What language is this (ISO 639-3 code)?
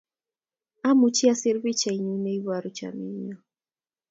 kln